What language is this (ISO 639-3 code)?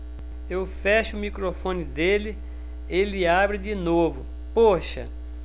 por